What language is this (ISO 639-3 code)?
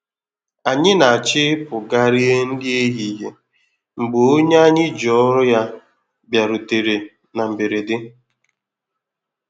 ibo